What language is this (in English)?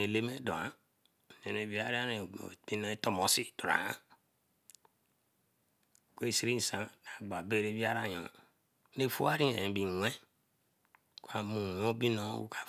Eleme